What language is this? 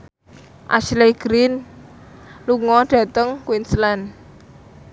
Javanese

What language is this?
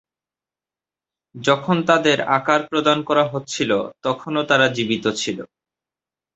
Bangla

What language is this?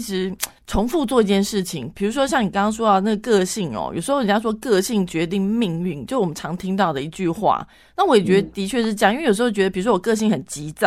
Chinese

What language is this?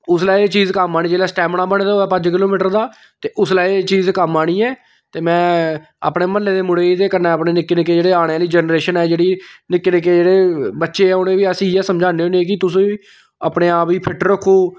Dogri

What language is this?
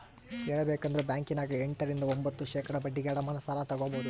Kannada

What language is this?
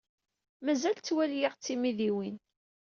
Kabyle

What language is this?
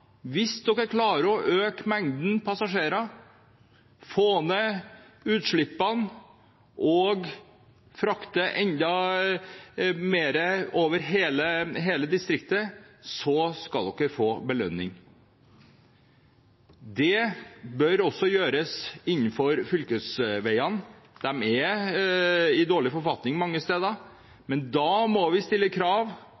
Norwegian Bokmål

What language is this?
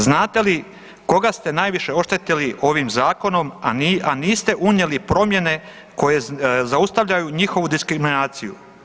Croatian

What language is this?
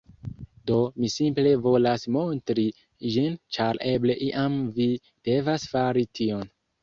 Esperanto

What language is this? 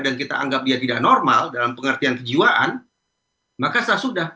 Indonesian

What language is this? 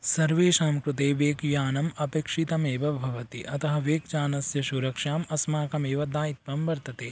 Sanskrit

